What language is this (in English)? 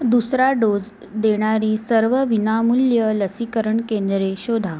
Marathi